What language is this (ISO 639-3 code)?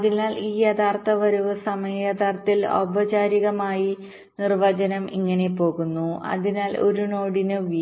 mal